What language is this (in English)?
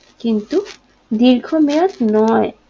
Bangla